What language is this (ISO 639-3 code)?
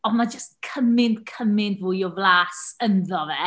cym